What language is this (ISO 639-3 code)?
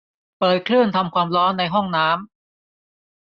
tha